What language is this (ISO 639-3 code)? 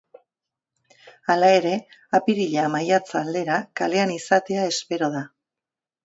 eus